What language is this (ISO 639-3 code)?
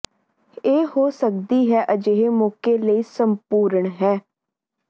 pan